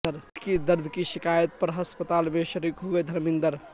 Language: Urdu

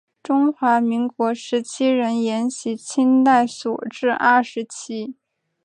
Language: Chinese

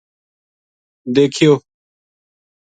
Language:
Gujari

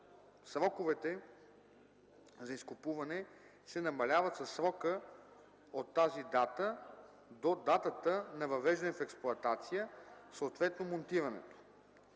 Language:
Bulgarian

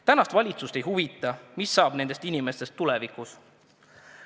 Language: Estonian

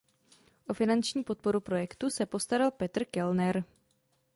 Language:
Czech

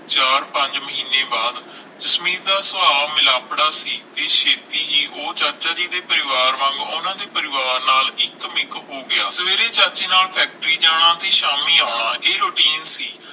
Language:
Punjabi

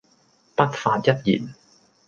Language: Cantonese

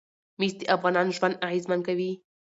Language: Pashto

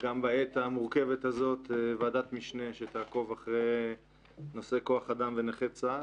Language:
Hebrew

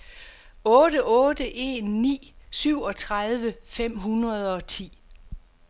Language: Danish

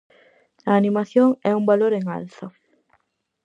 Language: Galician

